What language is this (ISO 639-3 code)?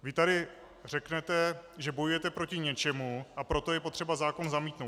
ces